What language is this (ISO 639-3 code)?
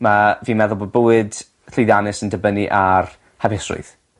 cym